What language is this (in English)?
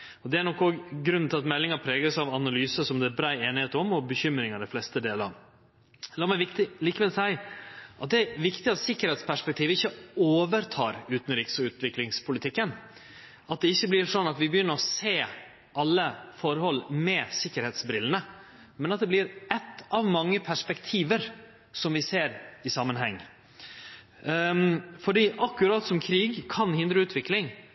Norwegian Nynorsk